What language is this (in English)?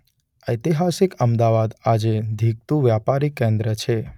Gujarati